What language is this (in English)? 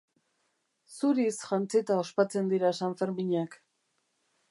Basque